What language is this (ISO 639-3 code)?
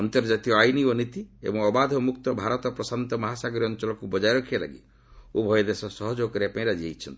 ori